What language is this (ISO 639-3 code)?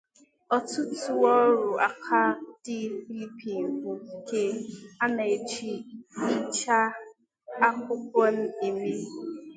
ibo